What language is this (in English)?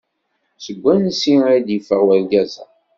Kabyle